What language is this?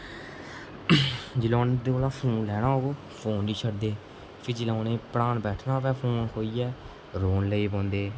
Dogri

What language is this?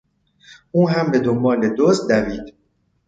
Persian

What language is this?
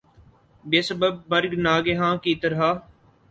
Urdu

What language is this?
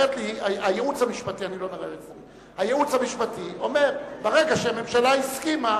Hebrew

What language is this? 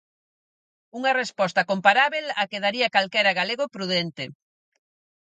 Galician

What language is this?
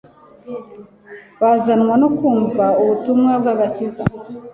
Kinyarwanda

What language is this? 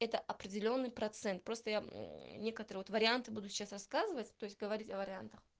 Russian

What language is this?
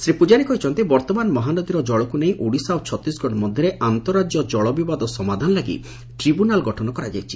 Odia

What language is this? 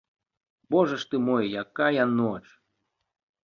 Belarusian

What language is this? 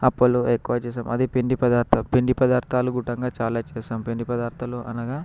Telugu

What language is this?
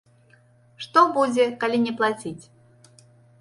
Belarusian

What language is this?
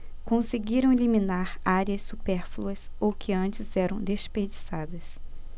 Portuguese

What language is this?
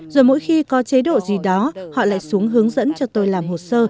Vietnamese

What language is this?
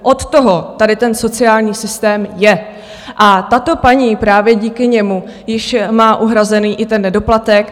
Czech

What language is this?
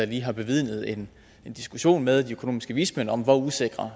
Danish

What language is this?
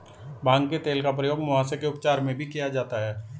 Hindi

